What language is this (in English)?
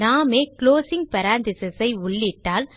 Tamil